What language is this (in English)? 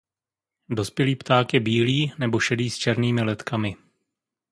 Czech